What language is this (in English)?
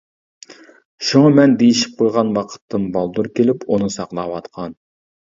Uyghur